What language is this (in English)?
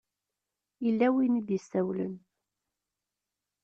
Kabyle